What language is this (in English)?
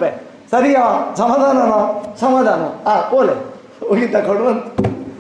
Kannada